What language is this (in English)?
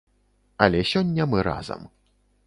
Belarusian